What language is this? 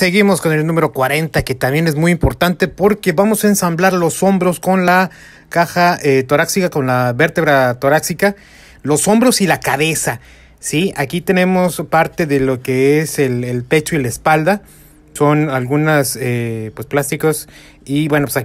Spanish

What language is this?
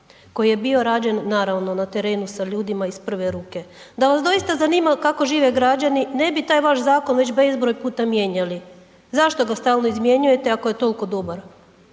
Croatian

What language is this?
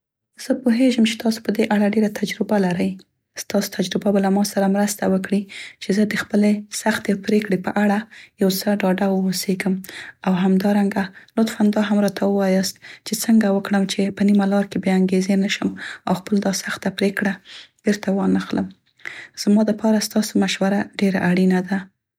Central Pashto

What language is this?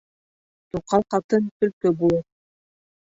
Bashkir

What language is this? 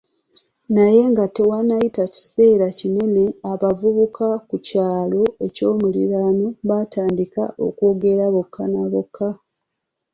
Ganda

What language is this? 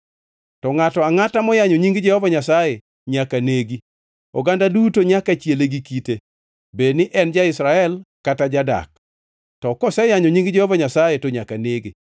Luo (Kenya and Tanzania)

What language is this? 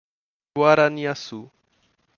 Portuguese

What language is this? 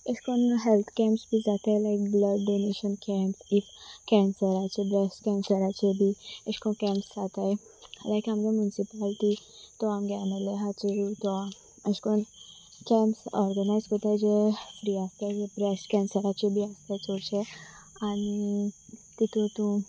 Konkani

